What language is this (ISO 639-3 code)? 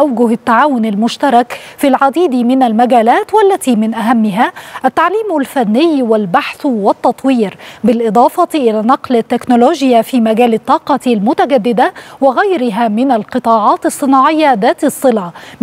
ara